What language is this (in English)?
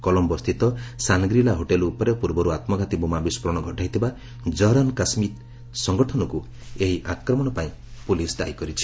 Odia